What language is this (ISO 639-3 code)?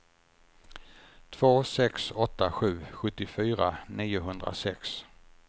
swe